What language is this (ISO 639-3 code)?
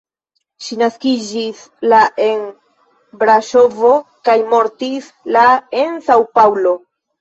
epo